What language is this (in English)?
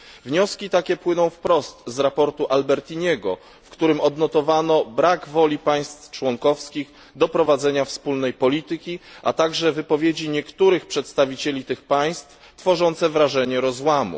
Polish